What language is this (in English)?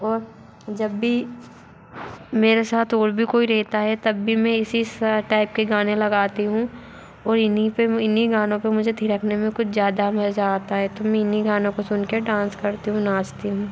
Hindi